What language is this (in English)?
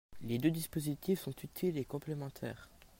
French